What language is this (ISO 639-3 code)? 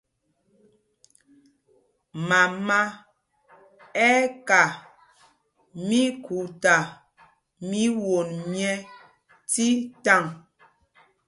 mgg